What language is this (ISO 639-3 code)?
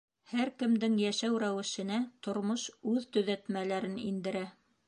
bak